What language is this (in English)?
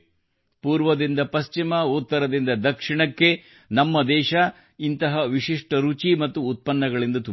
Kannada